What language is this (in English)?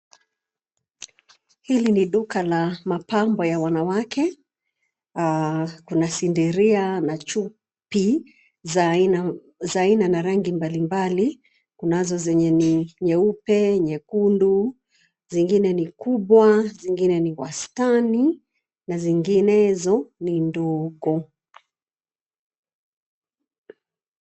Swahili